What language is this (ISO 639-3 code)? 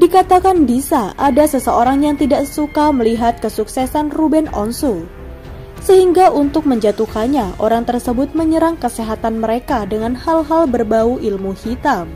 ind